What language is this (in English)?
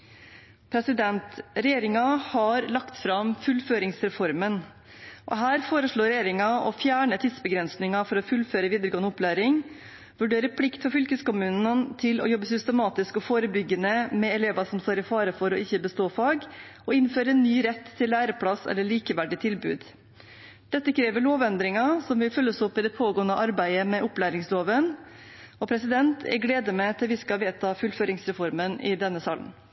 Norwegian Bokmål